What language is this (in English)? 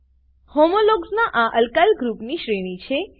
Gujarati